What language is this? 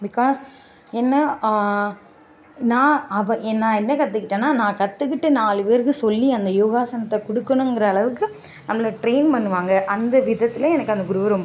Tamil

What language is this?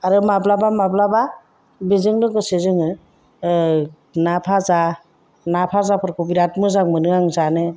Bodo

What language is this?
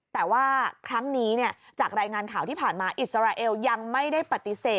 Thai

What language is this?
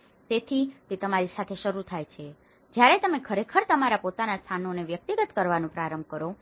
Gujarati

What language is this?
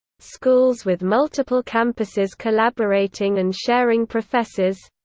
English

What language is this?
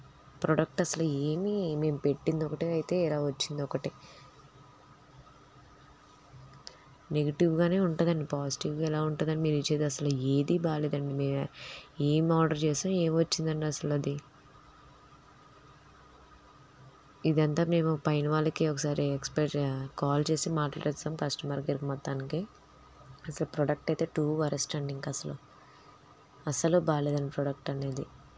Telugu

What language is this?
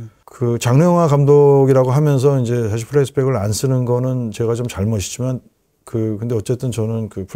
Korean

